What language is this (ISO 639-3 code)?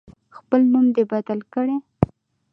pus